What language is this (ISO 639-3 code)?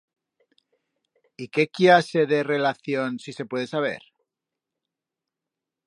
arg